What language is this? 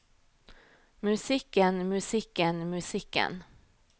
Norwegian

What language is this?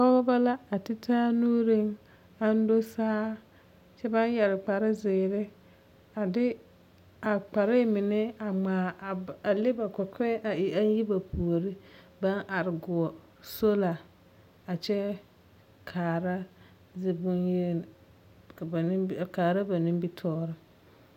Southern Dagaare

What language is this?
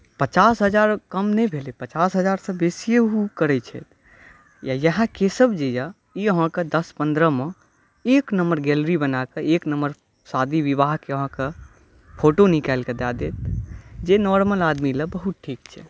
Maithili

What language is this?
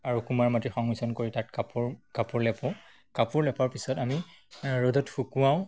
Assamese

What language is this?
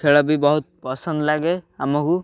Odia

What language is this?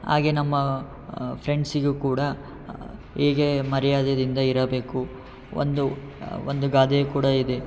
Kannada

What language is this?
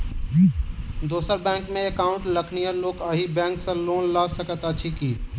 Maithili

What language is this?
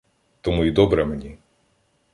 Ukrainian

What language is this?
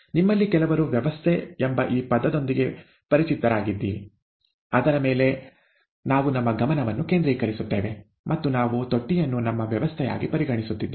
Kannada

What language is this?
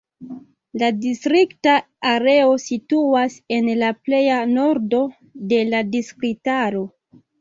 Esperanto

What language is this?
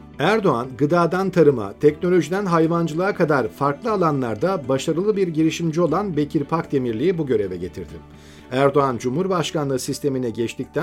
Turkish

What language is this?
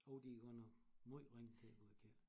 Danish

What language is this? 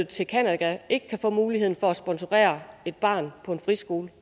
Danish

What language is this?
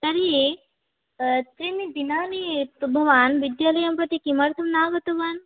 Sanskrit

